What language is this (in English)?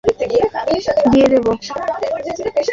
Bangla